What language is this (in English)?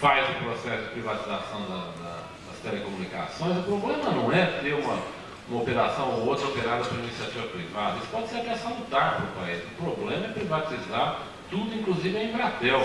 Portuguese